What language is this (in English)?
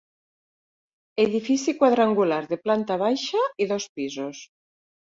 Catalan